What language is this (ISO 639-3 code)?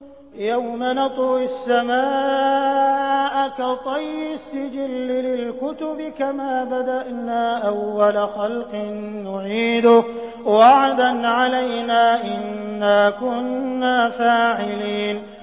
ara